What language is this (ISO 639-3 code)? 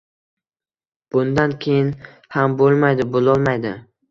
uzb